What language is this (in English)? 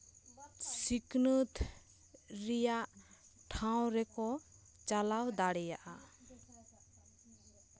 Santali